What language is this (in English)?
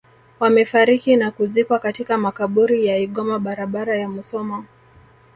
Swahili